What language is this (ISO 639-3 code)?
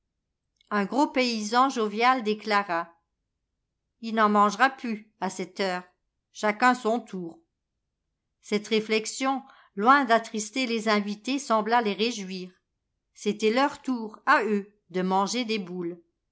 fra